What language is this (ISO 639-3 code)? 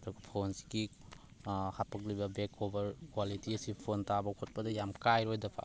mni